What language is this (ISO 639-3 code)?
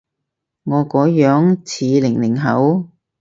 yue